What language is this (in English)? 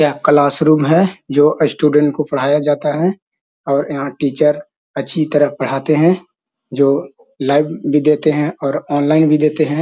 Magahi